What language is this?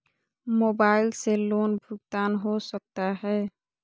Magahi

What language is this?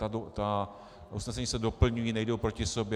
Czech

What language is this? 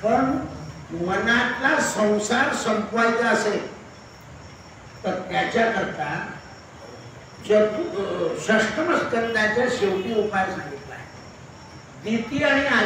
Indonesian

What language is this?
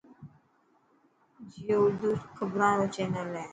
Dhatki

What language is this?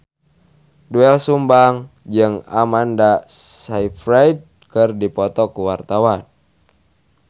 Sundanese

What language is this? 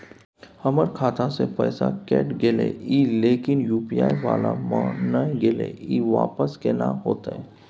Maithili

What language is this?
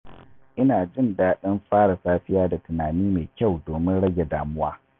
Hausa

